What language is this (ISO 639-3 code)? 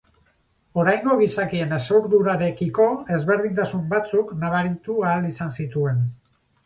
eus